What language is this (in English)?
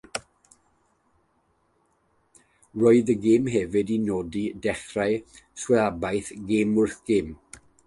Welsh